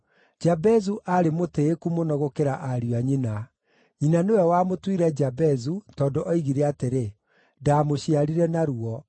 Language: Kikuyu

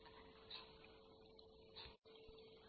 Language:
Malayalam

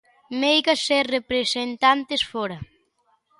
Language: Galician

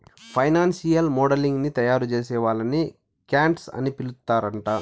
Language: Telugu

